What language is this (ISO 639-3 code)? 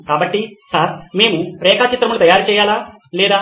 tel